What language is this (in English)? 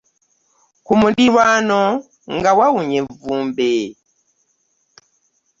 Ganda